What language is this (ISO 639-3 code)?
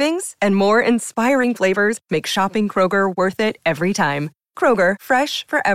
eng